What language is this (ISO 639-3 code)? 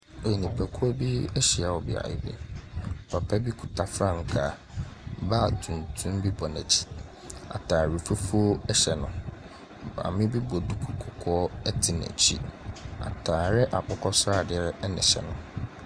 aka